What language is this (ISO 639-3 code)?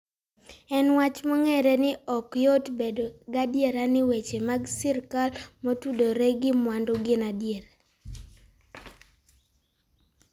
luo